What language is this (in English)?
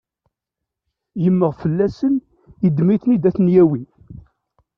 Kabyle